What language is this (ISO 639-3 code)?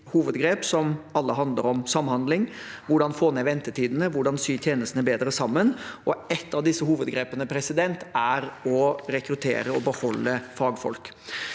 nor